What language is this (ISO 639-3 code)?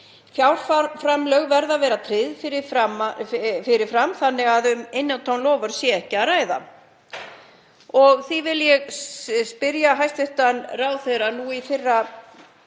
isl